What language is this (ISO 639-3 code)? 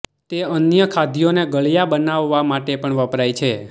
guj